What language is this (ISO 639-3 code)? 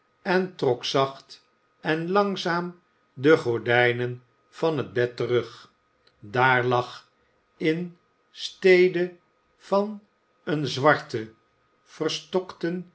nld